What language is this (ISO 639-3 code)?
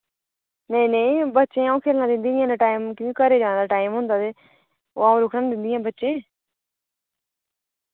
doi